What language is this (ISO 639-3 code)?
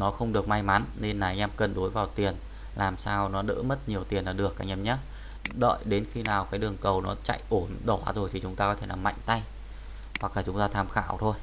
vie